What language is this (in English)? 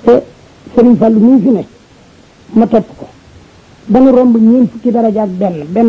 Arabic